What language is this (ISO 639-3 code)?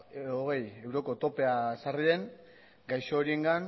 eus